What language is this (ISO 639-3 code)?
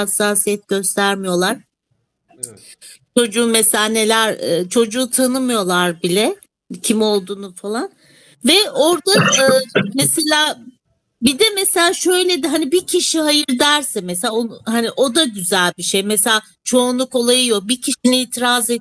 tur